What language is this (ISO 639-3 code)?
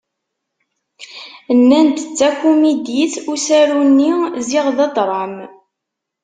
kab